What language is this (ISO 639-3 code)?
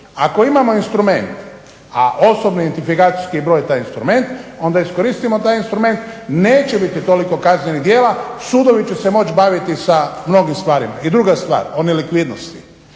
hrv